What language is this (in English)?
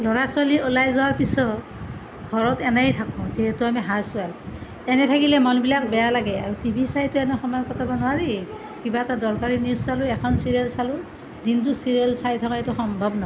Assamese